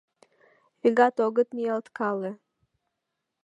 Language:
Mari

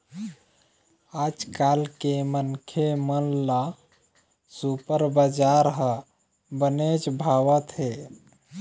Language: Chhattisgarhi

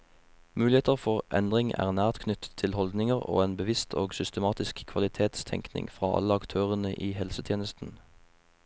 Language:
Norwegian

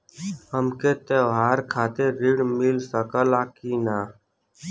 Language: Bhojpuri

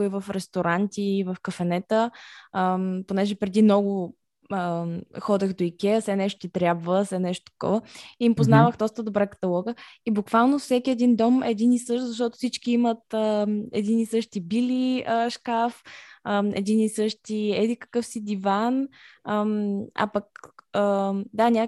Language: Bulgarian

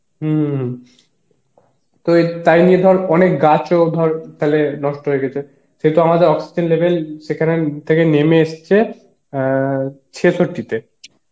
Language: Bangla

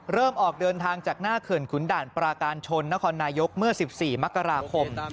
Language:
Thai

